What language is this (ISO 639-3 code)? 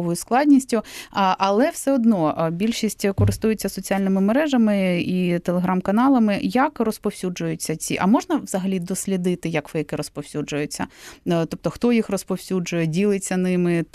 ukr